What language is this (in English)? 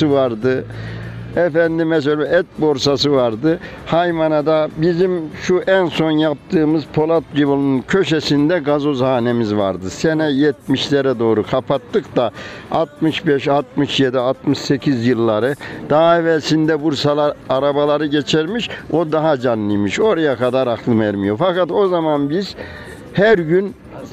Turkish